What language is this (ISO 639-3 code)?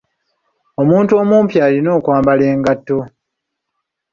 lug